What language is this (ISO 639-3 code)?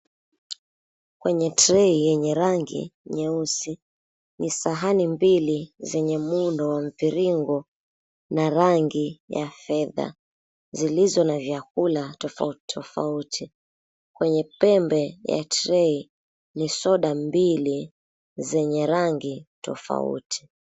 swa